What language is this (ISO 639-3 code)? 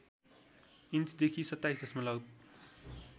nep